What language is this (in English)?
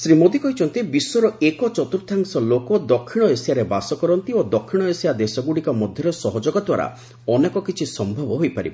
Odia